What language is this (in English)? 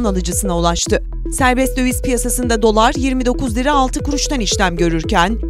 Turkish